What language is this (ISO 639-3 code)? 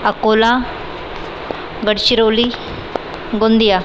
mar